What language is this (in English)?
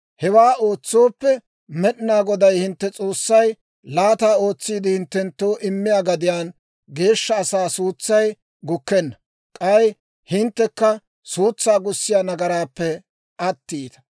Dawro